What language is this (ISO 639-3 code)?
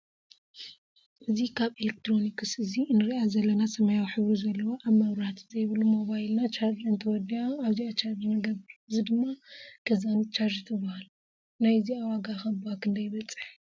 tir